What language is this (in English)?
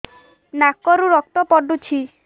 Odia